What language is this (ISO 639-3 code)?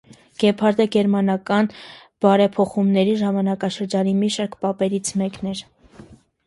hye